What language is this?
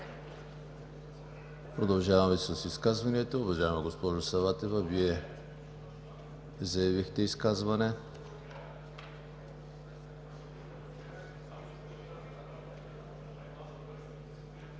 Bulgarian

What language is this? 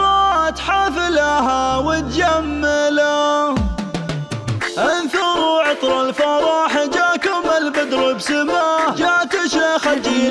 Arabic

